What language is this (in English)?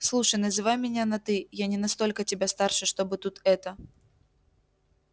Russian